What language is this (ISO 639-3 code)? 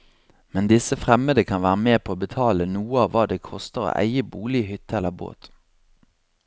nor